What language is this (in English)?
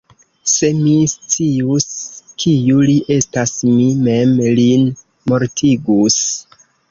Esperanto